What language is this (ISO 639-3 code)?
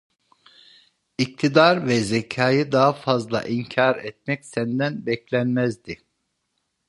tur